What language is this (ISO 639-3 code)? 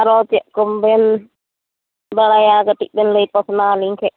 sat